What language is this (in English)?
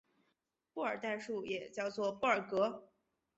Chinese